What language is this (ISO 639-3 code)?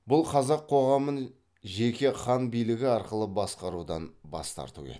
kaz